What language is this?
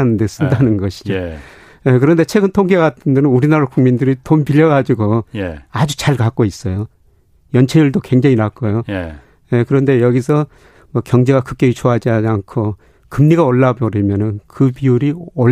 Korean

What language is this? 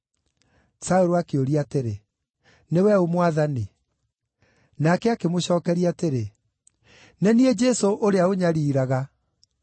Kikuyu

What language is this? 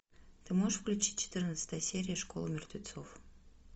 Russian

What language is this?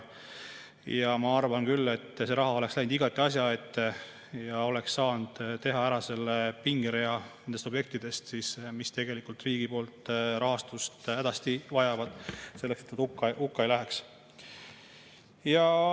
Estonian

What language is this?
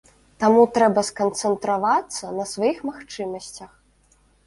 Belarusian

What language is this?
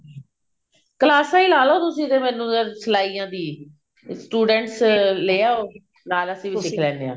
Punjabi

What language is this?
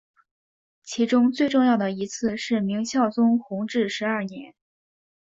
Chinese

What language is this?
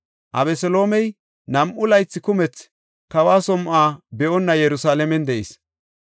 Gofa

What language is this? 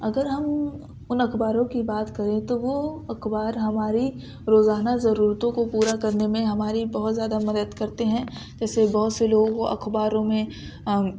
Urdu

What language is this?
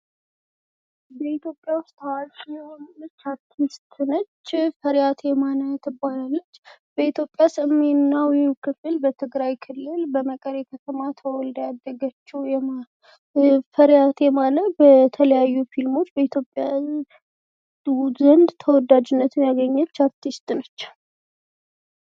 Amharic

